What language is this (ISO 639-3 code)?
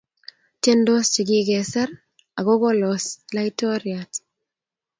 kln